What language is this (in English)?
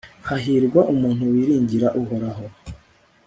Kinyarwanda